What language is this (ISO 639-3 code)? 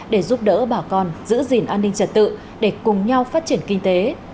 vie